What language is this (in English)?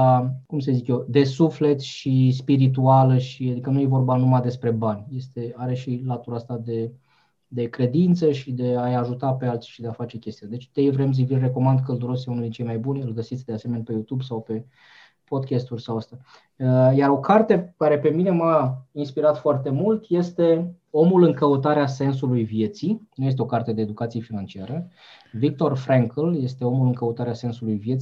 Romanian